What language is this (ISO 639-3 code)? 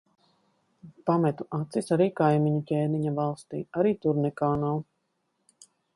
lav